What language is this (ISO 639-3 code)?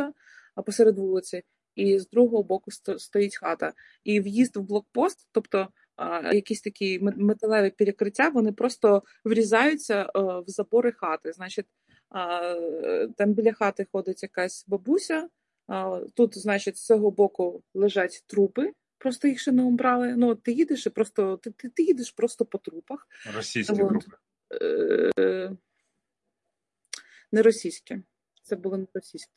ukr